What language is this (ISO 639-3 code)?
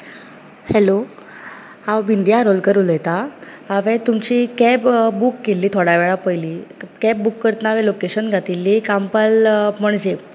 kok